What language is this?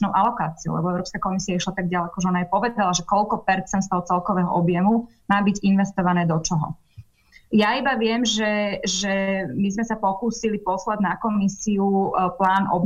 Slovak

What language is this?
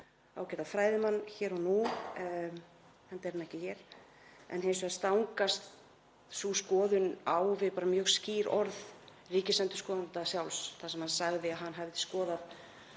Icelandic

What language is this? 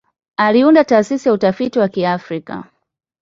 Swahili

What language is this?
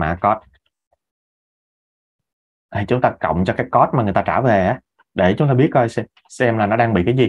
Vietnamese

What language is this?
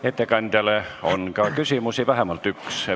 Estonian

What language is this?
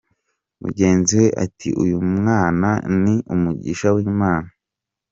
Kinyarwanda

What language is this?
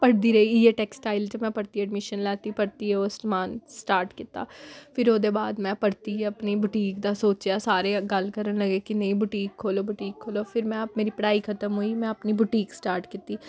Dogri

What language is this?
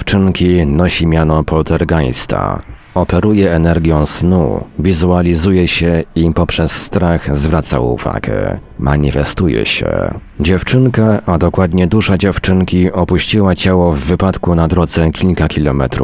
Polish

